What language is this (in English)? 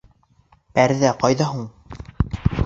Bashkir